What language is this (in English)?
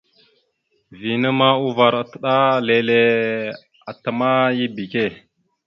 Mada (Cameroon)